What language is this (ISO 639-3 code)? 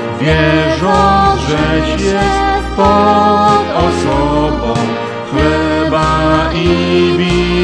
pol